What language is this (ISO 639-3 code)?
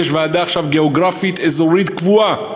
heb